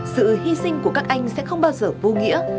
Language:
Vietnamese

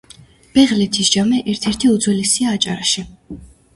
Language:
Georgian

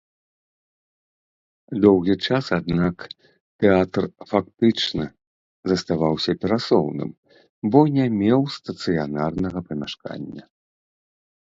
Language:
Belarusian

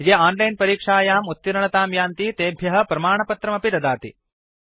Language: Sanskrit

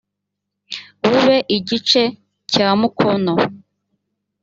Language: Kinyarwanda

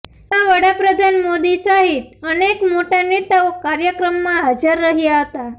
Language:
Gujarati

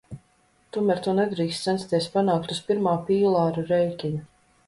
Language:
Latvian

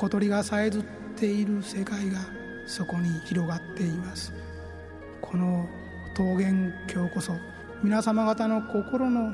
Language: Japanese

